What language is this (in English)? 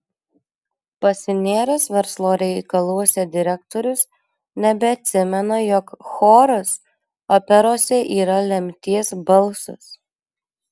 Lithuanian